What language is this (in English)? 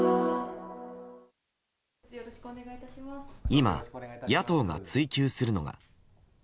Japanese